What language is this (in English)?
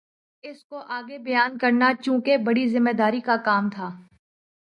Urdu